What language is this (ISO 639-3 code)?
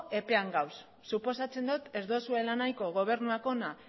eus